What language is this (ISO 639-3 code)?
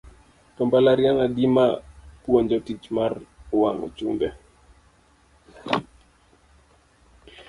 luo